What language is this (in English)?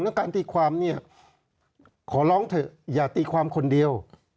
Thai